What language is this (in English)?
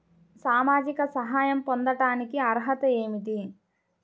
Telugu